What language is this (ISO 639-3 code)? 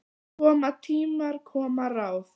isl